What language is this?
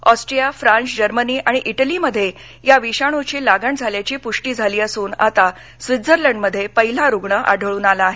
Marathi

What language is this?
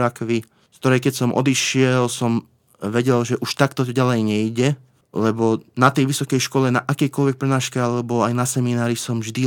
Slovak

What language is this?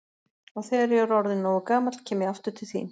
Icelandic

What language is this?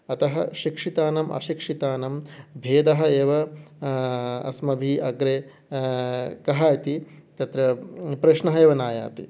Sanskrit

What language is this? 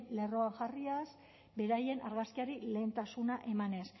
Basque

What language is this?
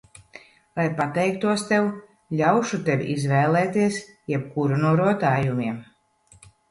Latvian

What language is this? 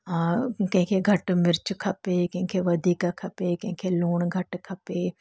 Sindhi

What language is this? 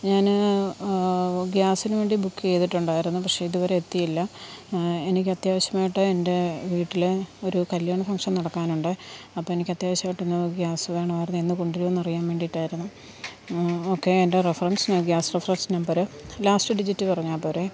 Malayalam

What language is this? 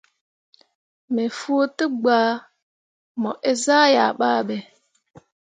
Mundang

